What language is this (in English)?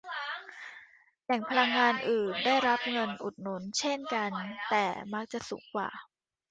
Thai